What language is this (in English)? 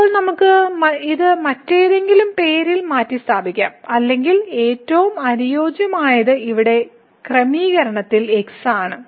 Malayalam